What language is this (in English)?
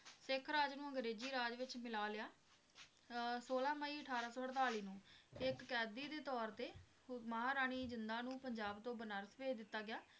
Punjabi